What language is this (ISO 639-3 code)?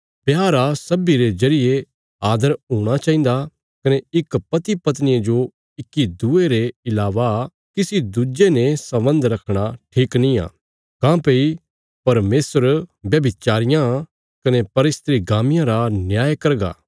kfs